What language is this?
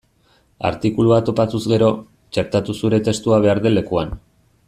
Basque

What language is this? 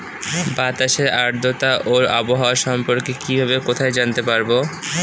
Bangla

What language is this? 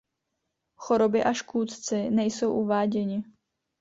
Czech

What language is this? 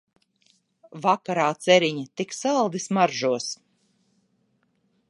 Latvian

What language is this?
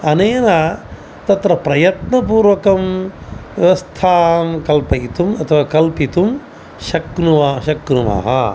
Sanskrit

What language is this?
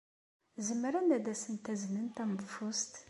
Kabyle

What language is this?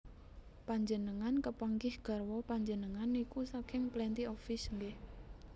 Javanese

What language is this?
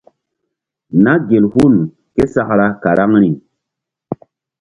Mbum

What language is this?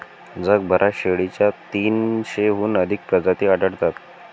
Marathi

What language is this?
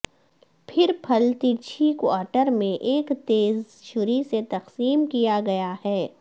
Urdu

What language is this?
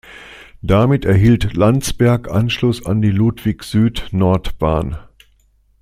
German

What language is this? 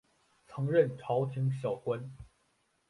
Chinese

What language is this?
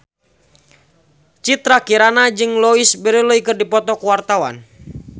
Sundanese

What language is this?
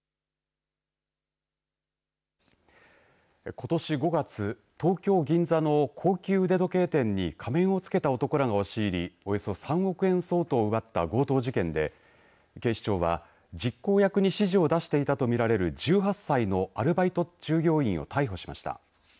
Japanese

